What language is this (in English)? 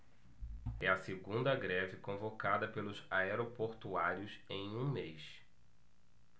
Portuguese